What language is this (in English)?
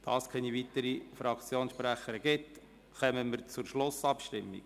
Swiss German